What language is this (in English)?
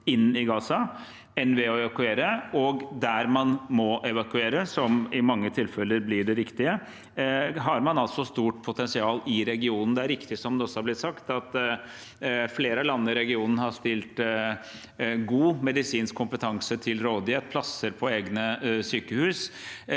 Norwegian